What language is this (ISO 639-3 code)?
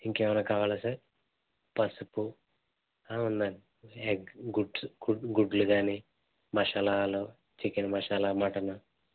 tel